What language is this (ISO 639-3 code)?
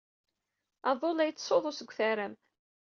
kab